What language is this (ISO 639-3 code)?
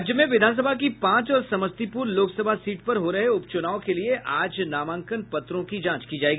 hin